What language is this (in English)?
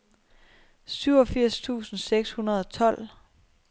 Danish